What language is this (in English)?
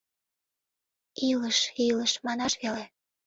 Mari